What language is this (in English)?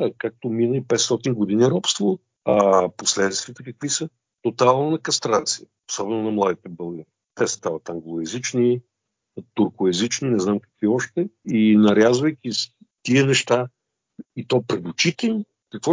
Bulgarian